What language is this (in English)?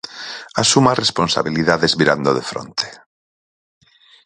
Galician